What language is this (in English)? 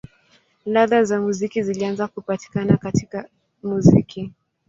Swahili